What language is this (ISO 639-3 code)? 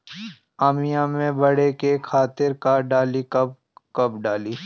bho